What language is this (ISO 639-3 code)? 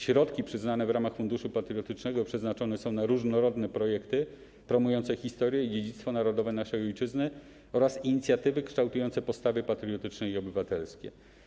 pol